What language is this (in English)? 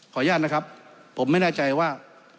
Thai